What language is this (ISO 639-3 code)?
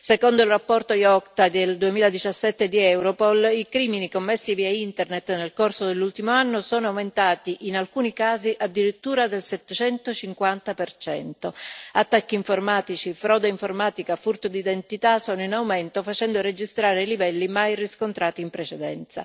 ita